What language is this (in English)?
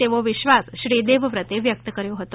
Gujarati